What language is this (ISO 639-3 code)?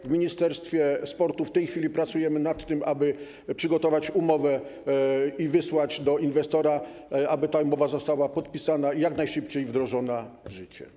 pol